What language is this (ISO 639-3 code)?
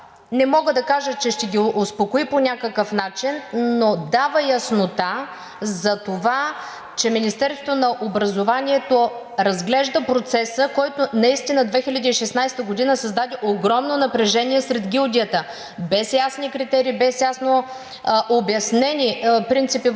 bul